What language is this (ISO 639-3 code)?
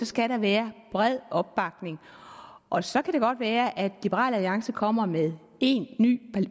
dan